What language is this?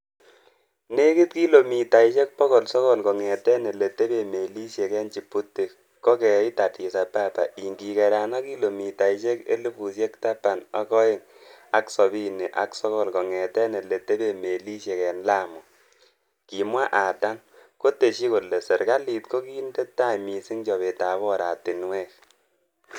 Kalenjin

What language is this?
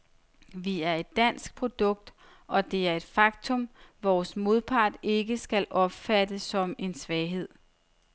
Danish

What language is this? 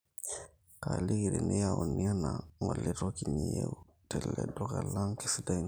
Masai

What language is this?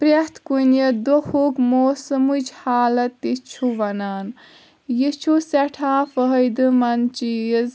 Kashmiri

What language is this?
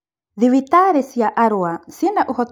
Kikuyu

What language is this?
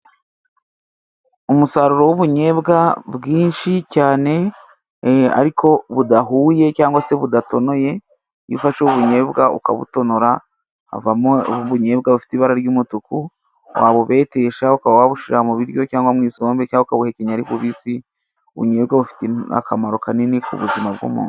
Kinyarwanda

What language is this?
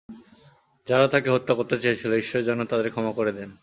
Bangla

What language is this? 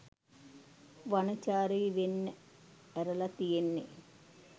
Sinhala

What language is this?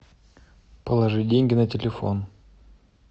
Russian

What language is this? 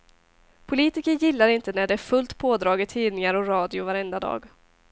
Swedish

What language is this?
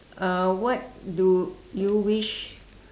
English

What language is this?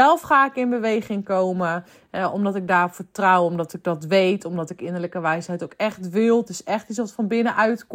Dutch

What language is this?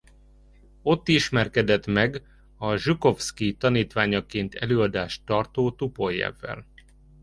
Hungarian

